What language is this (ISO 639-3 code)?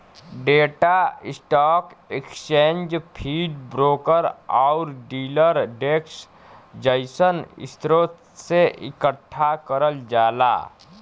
bho